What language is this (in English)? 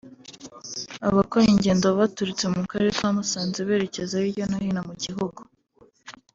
Kinyarwanda